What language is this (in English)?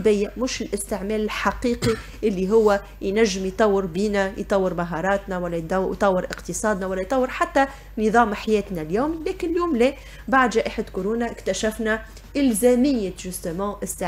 Arabic